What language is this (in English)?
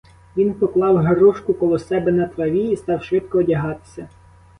Ukrainian